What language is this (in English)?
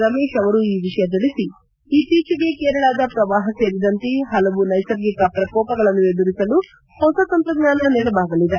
Kannada